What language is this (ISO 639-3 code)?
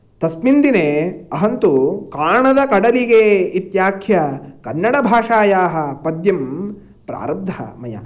san